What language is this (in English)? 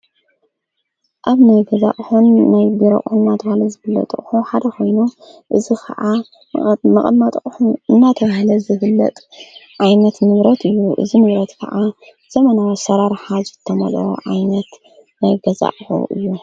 Tigrinya